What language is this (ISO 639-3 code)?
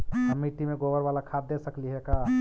mag